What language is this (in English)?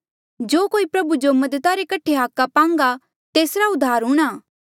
Mandeali